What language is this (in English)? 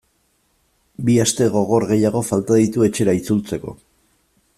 Basque